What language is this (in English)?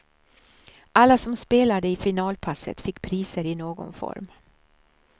Swedish